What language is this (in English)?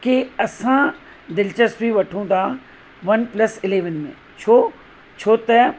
Sindhi